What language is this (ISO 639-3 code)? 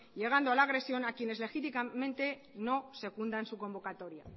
spa